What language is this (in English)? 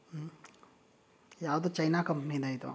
Kannada